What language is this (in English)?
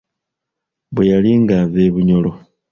Ganda